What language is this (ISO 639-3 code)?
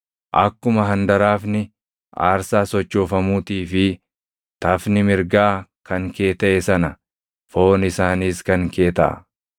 orm